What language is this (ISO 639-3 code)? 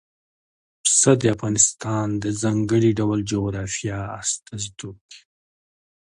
pus